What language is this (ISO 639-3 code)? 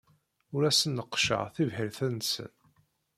kab